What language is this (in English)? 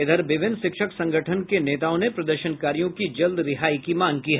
Hindi